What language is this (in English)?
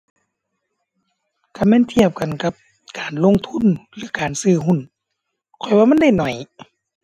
Thai